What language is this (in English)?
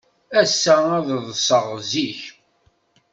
Kabyle